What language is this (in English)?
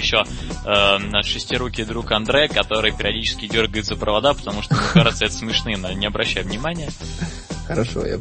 Russian